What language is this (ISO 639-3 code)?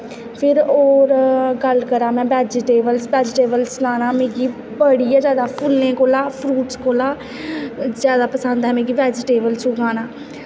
doi